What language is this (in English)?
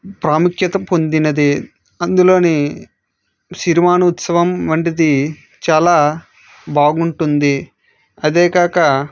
Telugu